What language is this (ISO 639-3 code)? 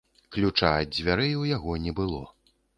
bel